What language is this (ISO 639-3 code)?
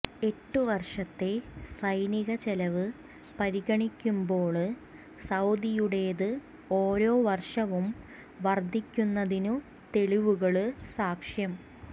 mal